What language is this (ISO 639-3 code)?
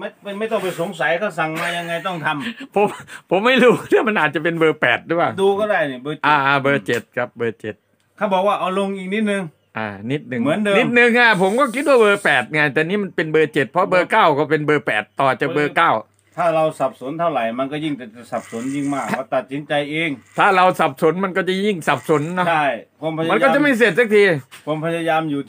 tha